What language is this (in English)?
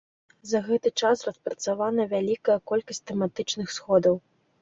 Belarusian